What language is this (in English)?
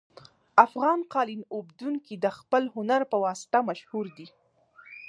Pashto